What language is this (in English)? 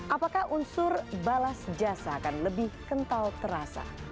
Indonesian